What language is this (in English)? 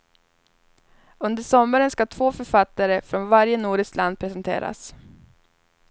Swedish